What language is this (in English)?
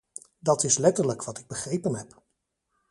Dutch